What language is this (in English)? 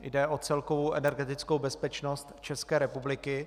Czech